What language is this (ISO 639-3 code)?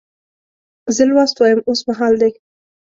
pus